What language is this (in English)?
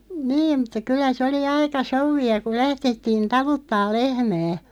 Finnish